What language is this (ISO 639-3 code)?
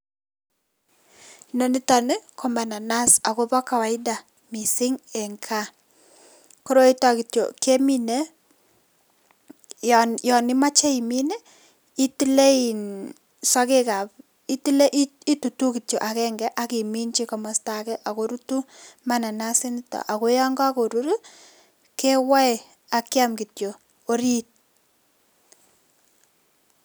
kln